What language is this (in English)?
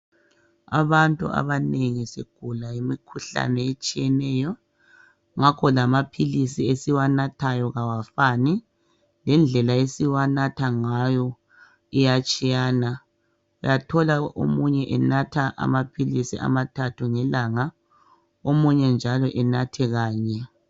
North Ndebele